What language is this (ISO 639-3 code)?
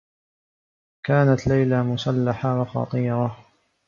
ara